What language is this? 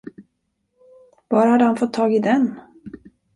Swedish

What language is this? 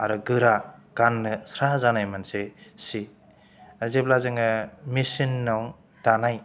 Bodo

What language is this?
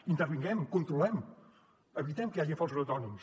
Catalan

